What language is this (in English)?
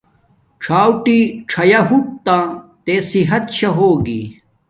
Domaaki